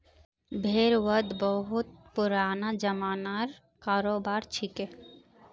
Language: Magahi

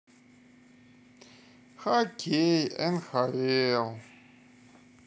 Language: Russian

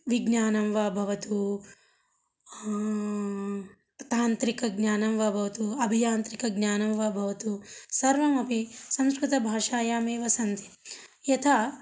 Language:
Sanskrit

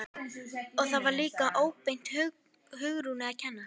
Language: Icelandic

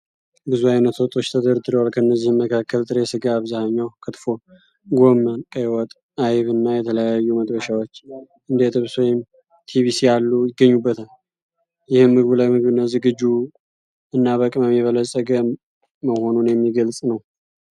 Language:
Amharic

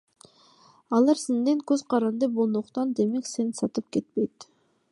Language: Kyrgyz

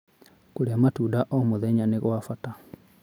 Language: Kikuyu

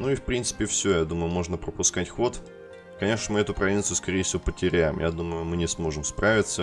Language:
Russian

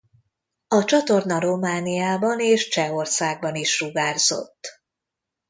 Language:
Hungarian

